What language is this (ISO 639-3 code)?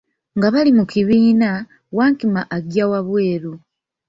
lug